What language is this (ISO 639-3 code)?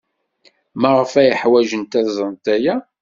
kab